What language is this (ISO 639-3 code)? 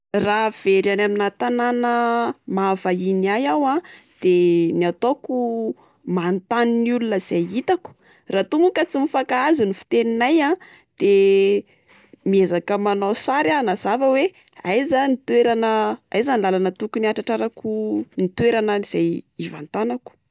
mlg